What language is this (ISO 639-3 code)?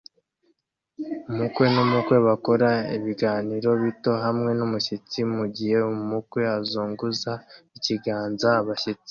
kin